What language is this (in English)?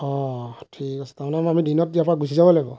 Assamese